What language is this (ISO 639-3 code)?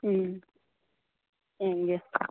mni